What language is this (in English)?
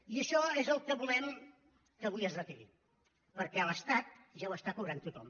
Catalan